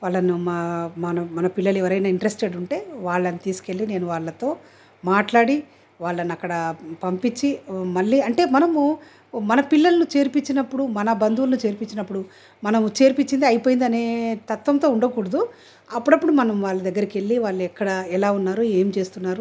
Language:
Telugu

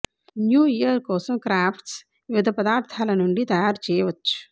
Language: Telugu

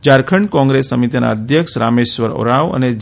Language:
Gujarati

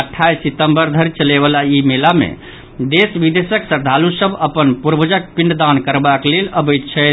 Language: Maithili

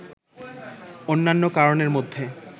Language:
Bangla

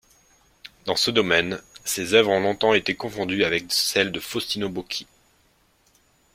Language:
French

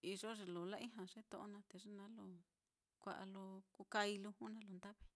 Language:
Mitlatongo Mixtec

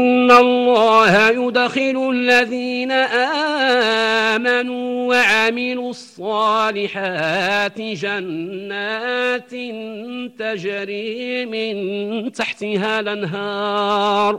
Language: Arabic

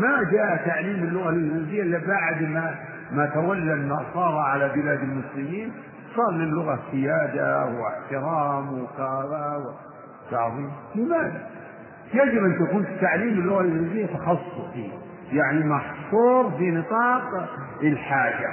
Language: Arabic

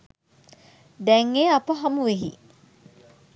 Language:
Sinhala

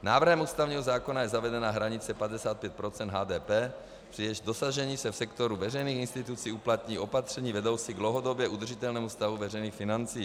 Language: Czech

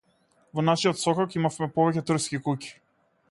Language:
Macedonian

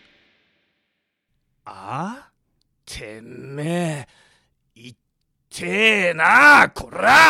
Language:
Japanese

